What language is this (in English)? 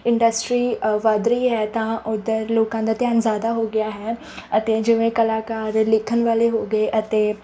Punjabi